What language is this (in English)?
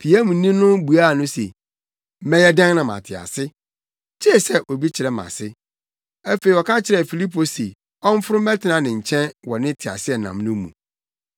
Akan